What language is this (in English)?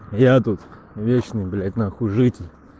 Russian